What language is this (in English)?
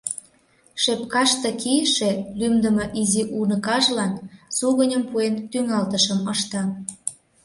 Mari